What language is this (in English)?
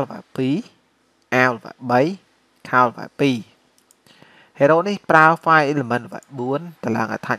Vietnamese